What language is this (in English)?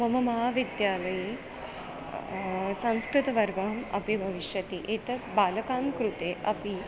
Sanskrit